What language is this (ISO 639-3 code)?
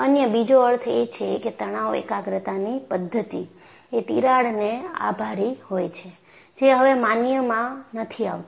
guj